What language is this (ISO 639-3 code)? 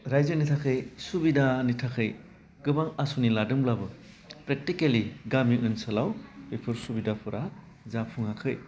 brx